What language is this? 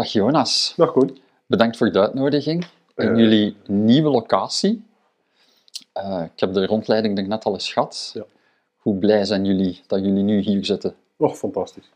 Dutch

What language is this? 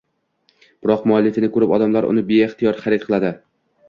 Uzbek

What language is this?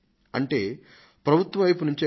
Telugu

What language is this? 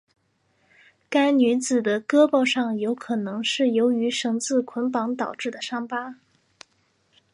Chinese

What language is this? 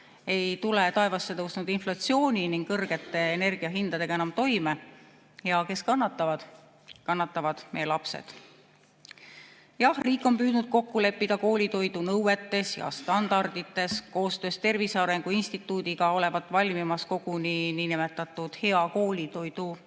Estonian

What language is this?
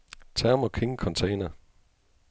Danish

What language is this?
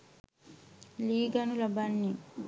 Sinhala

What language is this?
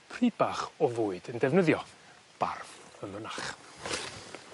Welsh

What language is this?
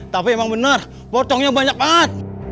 Indonesian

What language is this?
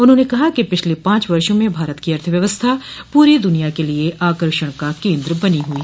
Hindi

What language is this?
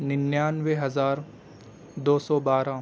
Urdu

